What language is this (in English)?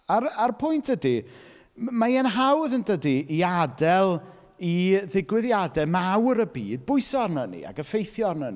Welsh